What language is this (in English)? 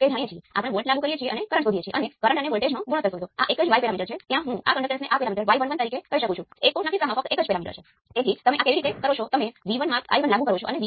Gujarati